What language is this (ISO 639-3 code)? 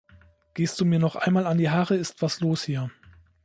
deu